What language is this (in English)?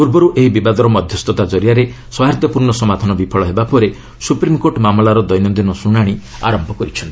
Odia